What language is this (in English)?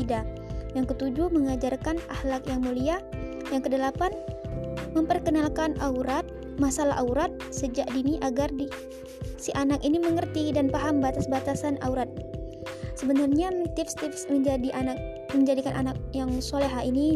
Indonesian